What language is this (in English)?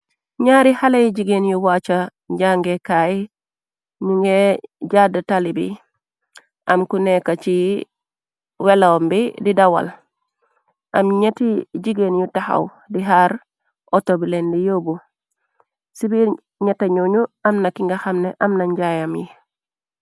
Wolof